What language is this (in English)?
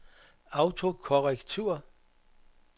Danish